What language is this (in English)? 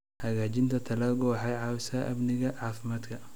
Somali